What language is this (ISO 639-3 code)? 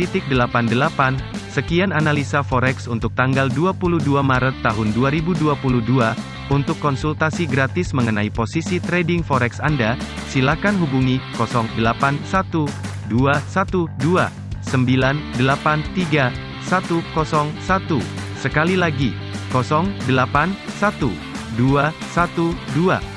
ind